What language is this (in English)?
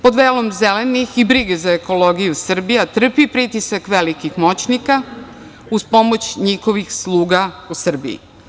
Serbian